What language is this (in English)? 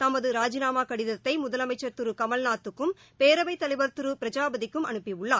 Tamil